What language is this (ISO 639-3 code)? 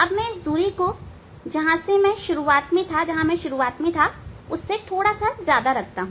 hin